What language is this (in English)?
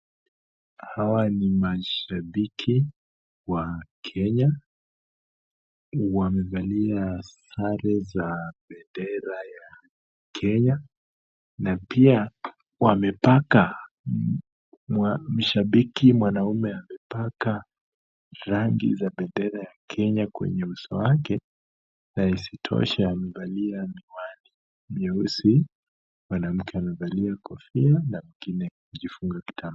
Swahili